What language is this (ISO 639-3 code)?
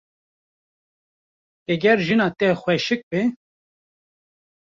kur